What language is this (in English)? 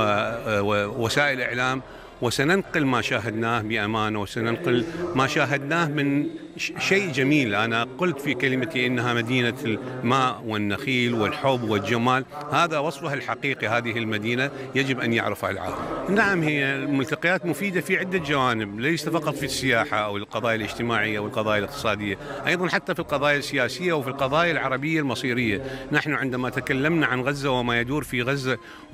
Arabic